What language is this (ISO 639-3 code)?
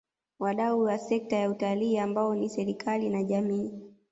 swa